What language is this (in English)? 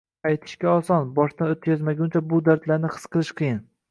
Uzbek